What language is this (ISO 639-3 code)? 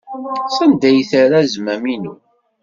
kab